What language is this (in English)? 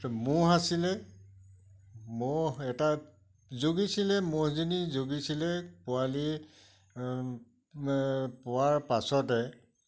Assamese